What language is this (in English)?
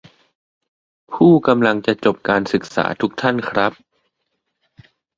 Thai